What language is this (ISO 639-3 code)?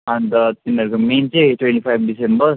nep